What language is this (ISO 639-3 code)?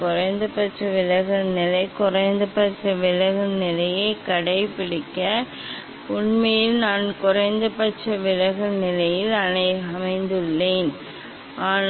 tam